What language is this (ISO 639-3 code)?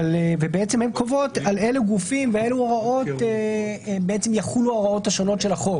heb